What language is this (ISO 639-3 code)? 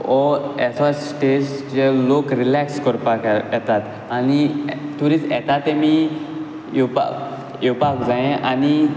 kok